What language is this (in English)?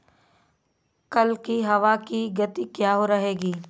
Hindi